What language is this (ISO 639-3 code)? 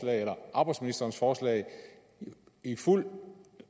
dan